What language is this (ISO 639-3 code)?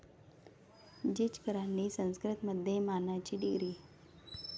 mar